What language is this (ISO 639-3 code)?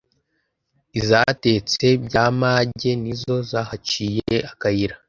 kin